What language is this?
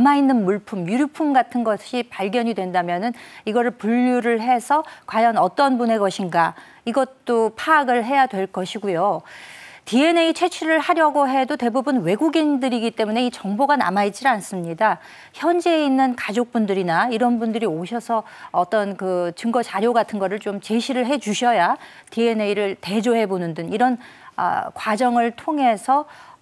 Korean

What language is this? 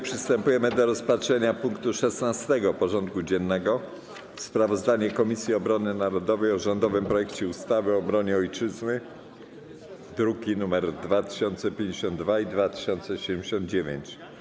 Polish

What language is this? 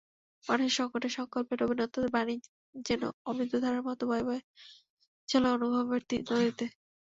Bangla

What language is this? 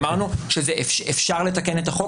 Hebrew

